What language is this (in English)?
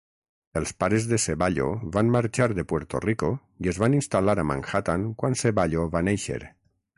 Catalan